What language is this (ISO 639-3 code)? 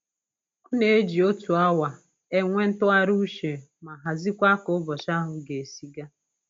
ibo